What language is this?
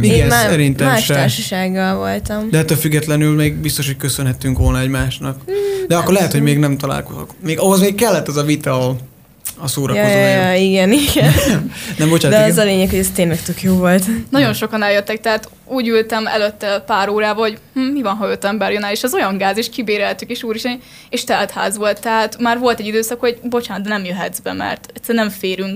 Hungarian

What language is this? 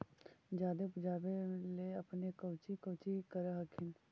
Magahi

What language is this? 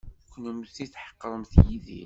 Kabyle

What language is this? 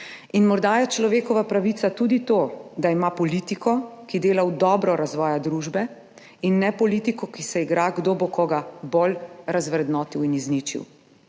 Slovenian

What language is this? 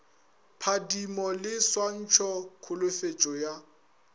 Northern Sotho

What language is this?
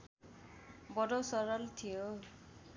Nepali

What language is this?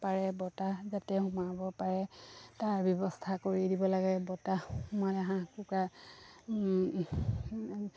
Assamese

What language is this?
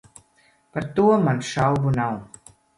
Latvian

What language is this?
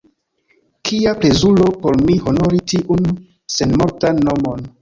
Esperanto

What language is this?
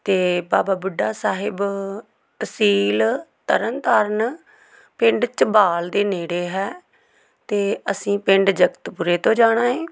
Punjabi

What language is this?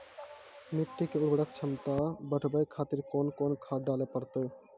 Maithili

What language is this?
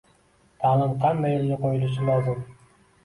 Uzbek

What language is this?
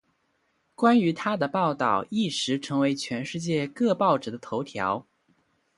Chinese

